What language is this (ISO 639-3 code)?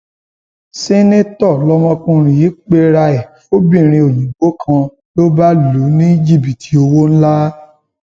yor